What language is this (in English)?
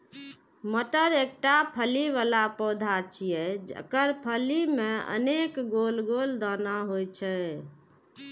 Maithili